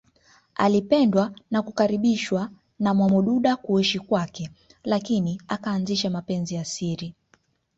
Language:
Swahili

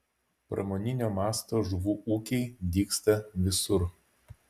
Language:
Lithuanian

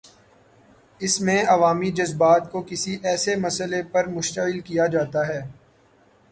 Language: Urdu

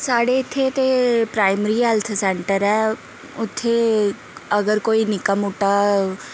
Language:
Dogri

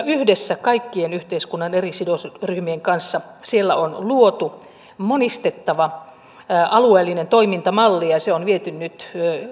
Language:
Finnish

